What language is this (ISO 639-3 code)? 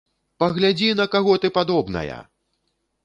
bel